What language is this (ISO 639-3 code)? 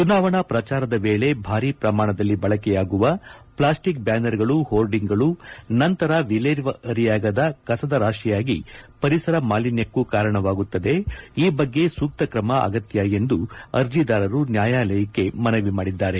kan